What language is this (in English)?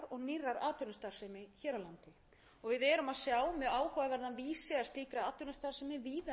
Icelandic